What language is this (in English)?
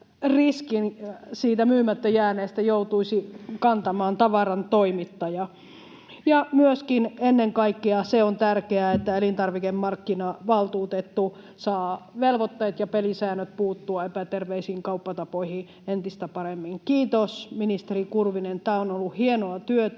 Finnish